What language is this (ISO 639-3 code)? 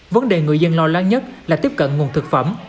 vie